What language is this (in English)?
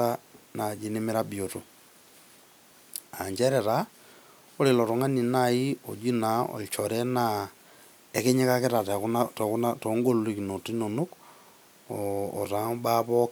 Masai